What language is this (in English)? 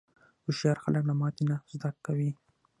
Pashto